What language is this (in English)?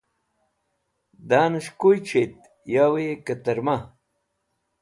Wakhi